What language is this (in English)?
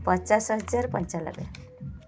Odia